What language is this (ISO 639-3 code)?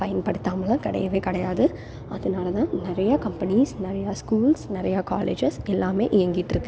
tam